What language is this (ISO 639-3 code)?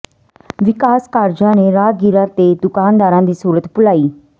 pan